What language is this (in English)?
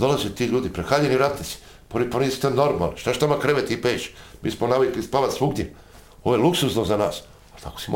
Croatian